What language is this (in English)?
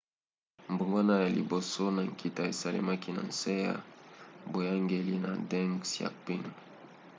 Lingala